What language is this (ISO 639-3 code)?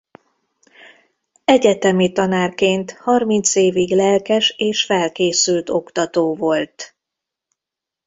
hun